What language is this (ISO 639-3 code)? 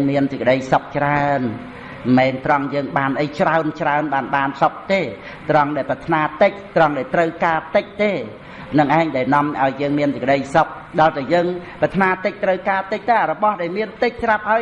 vie